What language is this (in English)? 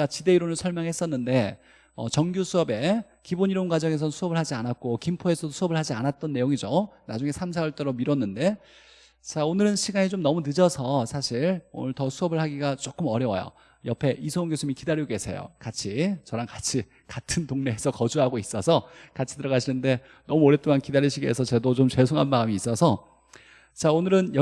Korean